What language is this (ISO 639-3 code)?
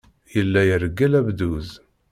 kab